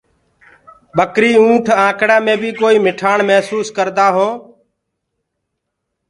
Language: Gurgula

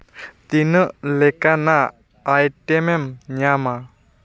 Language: Santali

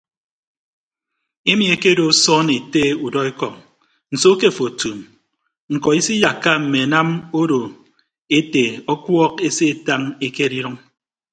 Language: Ibibio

